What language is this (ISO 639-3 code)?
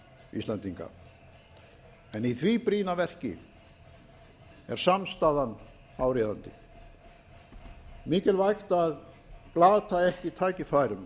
isl